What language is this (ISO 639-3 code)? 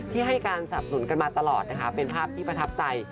tha